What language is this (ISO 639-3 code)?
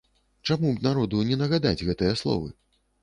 bel